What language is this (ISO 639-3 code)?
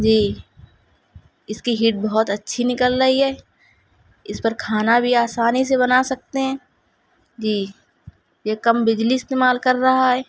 urd